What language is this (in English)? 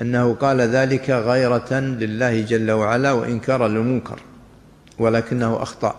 Arabic